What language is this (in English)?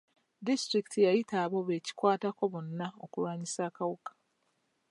Ganda